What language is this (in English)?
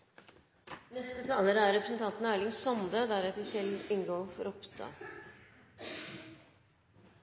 Norwegian Nynorsk